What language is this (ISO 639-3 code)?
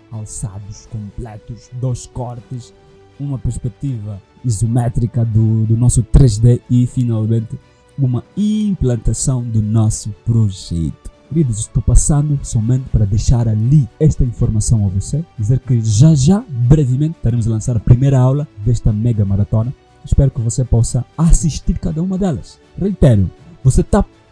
por